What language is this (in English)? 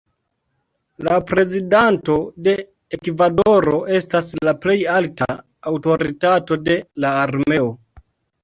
Esperanto